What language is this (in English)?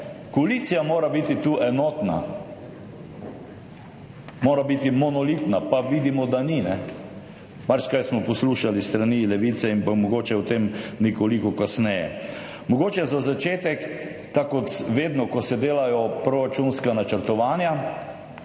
Slovenian